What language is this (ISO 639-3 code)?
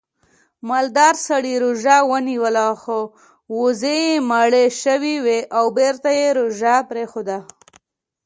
pus